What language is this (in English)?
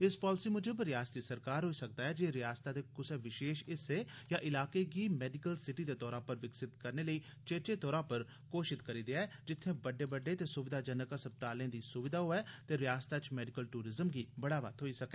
Dogri